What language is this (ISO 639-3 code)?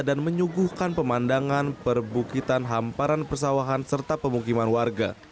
ind